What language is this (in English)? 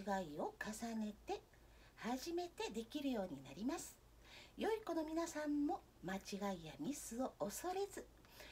Japanese